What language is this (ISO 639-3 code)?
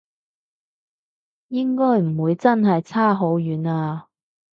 yue